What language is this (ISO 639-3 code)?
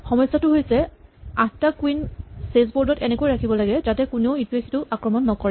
asm